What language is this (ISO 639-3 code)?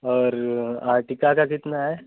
hin